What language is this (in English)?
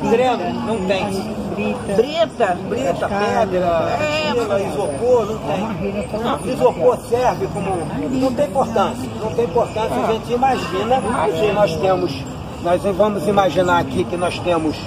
Portuguese